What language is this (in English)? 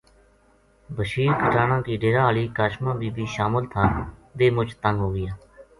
Gujari